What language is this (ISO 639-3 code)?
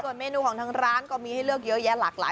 tha